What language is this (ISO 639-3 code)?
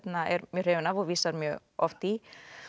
isl